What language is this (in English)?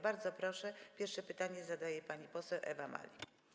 Polish